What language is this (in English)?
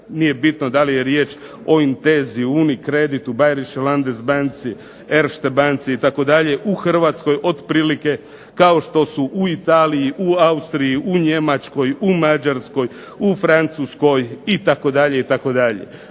Croatian